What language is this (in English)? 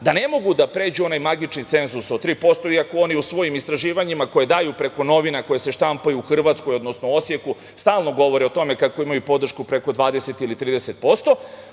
Serbian